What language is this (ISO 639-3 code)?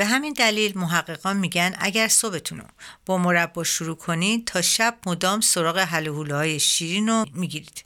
fas